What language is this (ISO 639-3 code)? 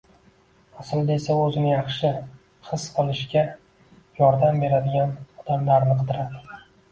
uzb